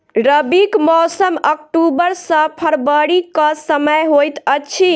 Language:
Maithili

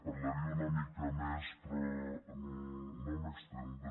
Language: Catalan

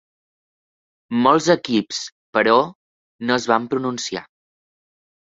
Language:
Catalan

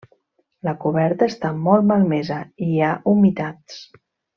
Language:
Catalan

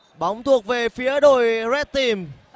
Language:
Vietnamese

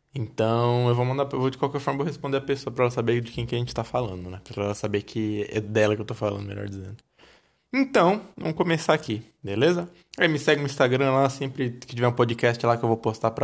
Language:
Portuguese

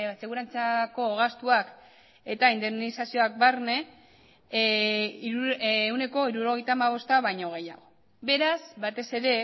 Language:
Basque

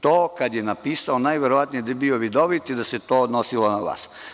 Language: Serbian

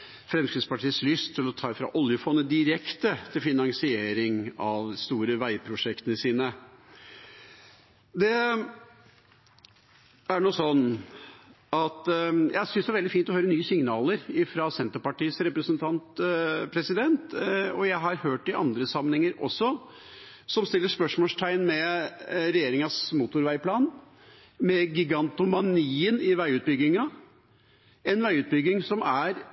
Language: Norwegian Bokmål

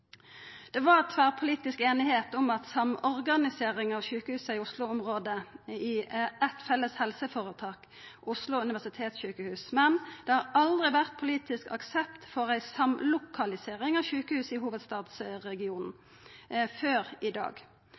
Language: Norwegian Nynorsk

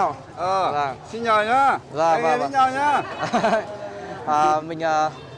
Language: Vietnamese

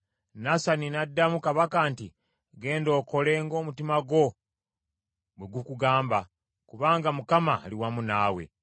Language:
Ganda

